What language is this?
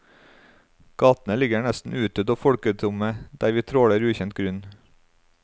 Norwegian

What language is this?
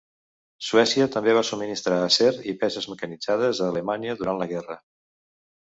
Catalan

